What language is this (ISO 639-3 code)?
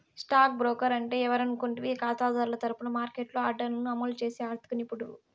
tel